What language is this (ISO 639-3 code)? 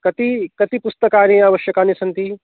san